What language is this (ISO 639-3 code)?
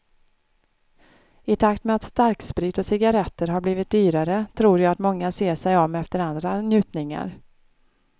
swe